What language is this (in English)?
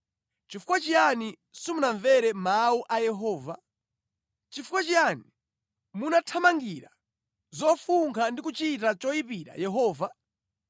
Nyanja